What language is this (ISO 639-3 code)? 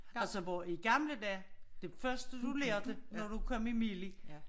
dan